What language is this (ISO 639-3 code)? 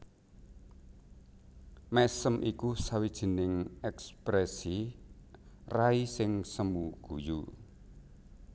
jav